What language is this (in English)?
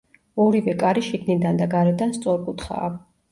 Georgian